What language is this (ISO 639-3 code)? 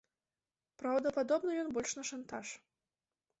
bel